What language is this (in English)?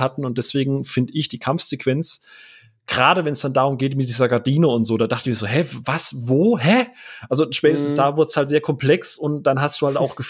German